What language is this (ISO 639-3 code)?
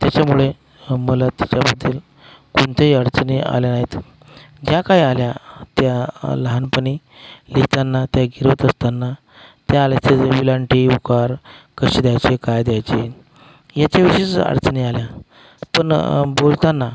mar